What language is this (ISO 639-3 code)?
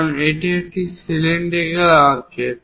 ben